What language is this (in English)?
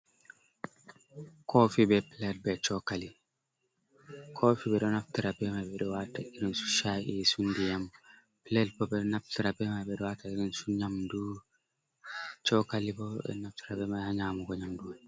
Fula